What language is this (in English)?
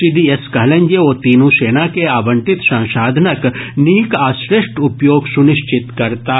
Maithili